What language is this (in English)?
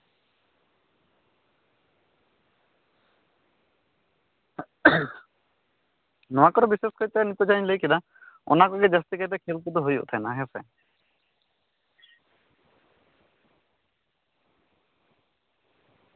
Santali